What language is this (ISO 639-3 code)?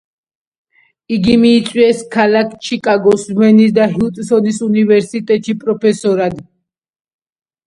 kat